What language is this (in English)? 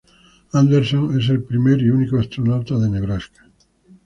Spanish